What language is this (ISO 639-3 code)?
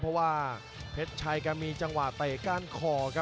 tha